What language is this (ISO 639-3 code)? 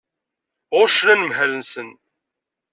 kab